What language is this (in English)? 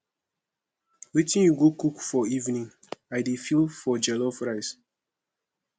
Nigerian Pidgin